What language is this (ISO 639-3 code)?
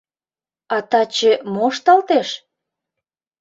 chm